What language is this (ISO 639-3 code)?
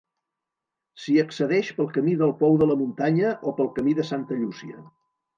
cat